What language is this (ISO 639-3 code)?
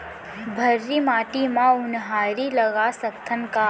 hne